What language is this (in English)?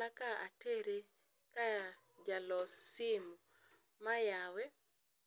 Luo (Kenya and Tanzania)